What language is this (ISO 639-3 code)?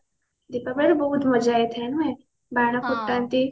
ori